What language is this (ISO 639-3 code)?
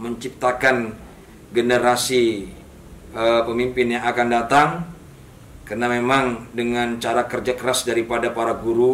ind